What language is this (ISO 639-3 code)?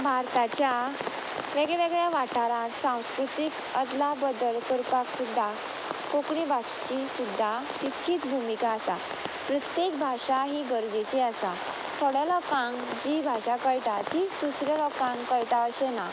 kok